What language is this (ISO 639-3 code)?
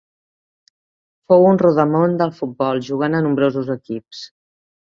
cat